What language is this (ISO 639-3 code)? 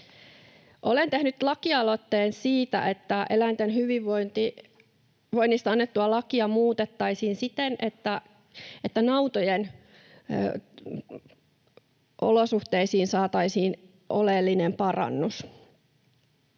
fin